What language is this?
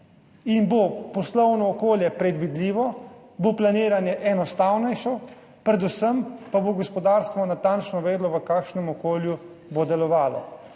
Slovenian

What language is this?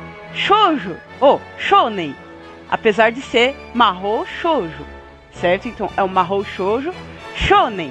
Portuguese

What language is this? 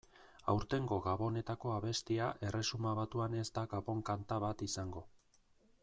Basque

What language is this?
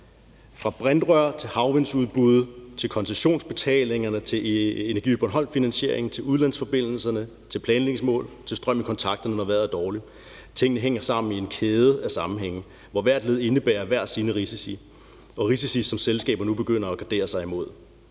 Danish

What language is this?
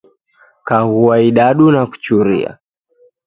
Taita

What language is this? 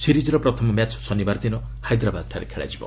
Odia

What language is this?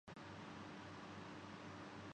Urdu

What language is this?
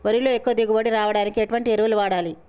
Telugu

